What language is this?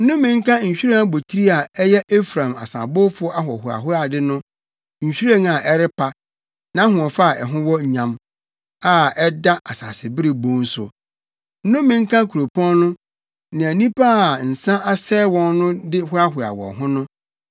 Akan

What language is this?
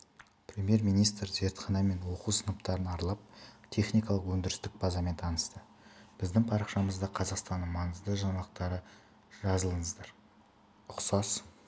Kazakh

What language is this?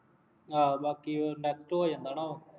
Punjabi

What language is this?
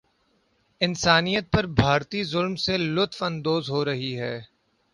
Urdu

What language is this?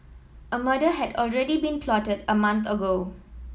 English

